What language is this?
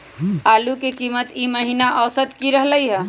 Magahi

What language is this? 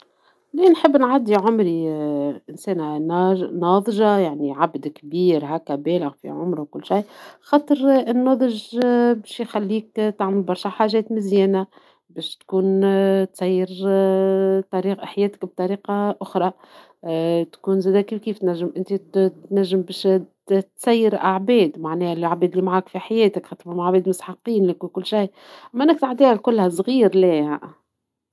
Tunisian Arabic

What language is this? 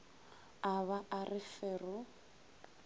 Northern Sotho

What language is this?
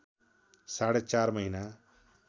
Nepali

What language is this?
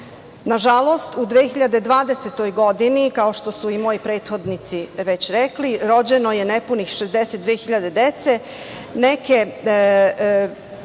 Serbian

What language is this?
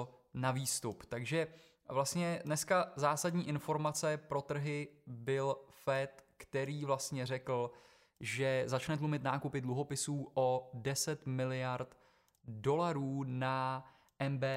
Czech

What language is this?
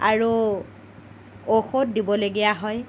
Assamese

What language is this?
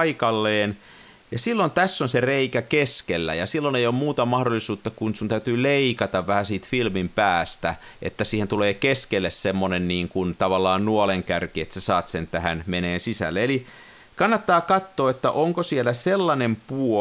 Finnish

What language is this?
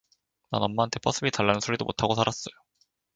Korean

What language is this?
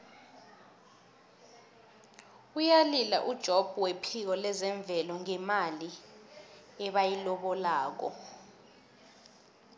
South Ndebele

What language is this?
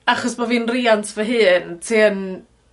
Welsh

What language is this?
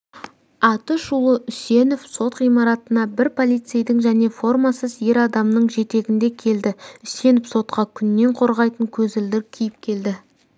Kazakh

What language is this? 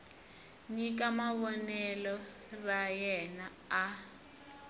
Tsonga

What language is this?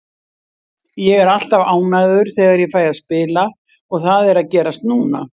Icelandic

